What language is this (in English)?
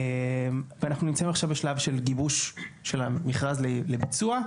Hebrew